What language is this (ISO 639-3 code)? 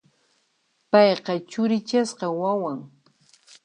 qxp